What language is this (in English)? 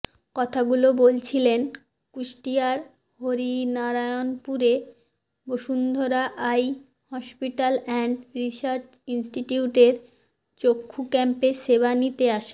Bangla